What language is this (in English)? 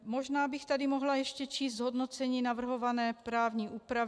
Czech